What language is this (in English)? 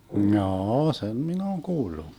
Finnish